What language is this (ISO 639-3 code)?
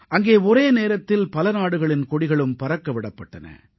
tam